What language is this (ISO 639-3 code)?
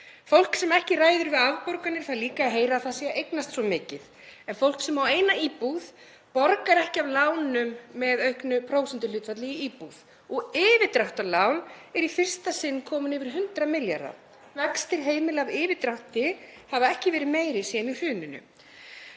isl